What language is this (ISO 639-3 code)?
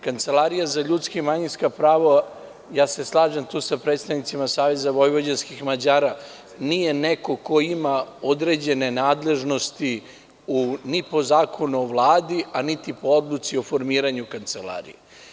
srp